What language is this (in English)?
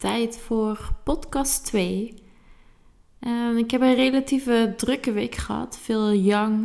Dutch